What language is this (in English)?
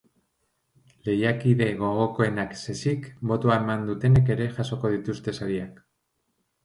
Basque